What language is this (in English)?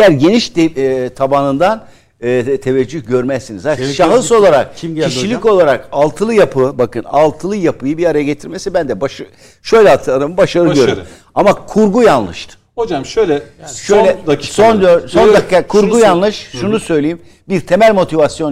Turkish